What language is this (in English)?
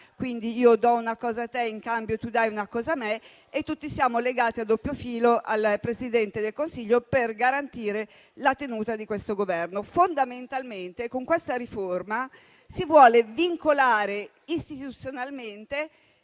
Italian